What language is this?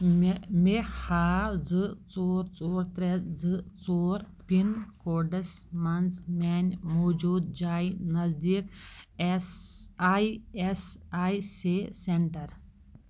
Kashmiri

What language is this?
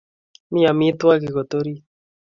Kalenjin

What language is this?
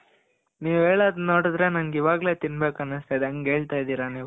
Kannada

